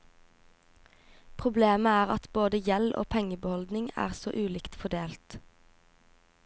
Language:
Norwegian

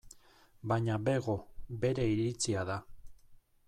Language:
Basque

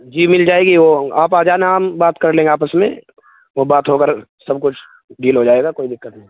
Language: Urdu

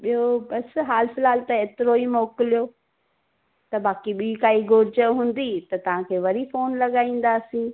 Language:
Sindhi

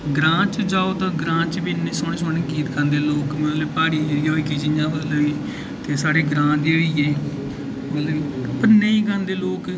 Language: Dogri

